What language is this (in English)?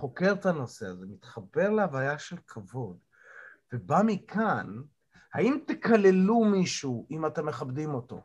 Hebrew